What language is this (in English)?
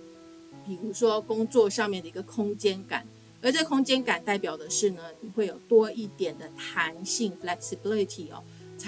Chinese